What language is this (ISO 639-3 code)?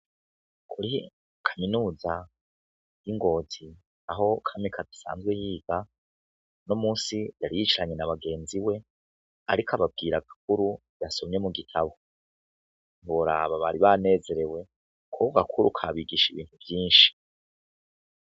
run